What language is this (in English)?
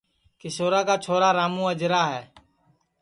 Sansi